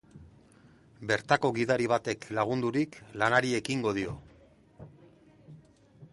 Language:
Basque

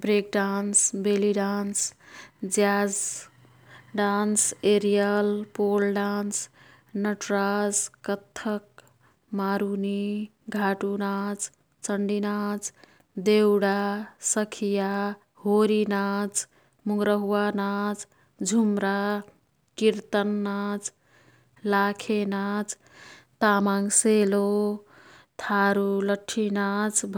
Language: Kathoriya Tharu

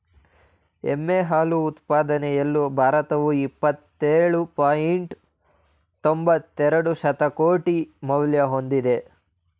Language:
Kannada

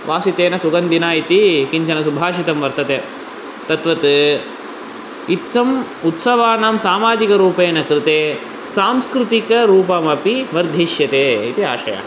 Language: Sanskrit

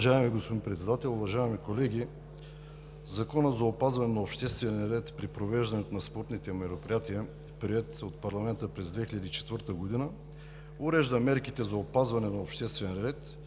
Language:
Bulgarian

